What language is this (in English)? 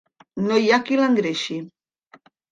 Catalan